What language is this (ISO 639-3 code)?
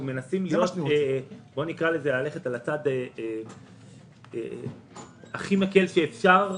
heb